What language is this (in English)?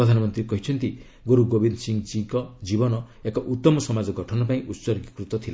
Odia